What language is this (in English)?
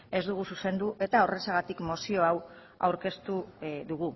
Basque